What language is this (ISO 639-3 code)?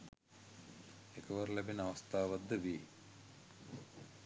sin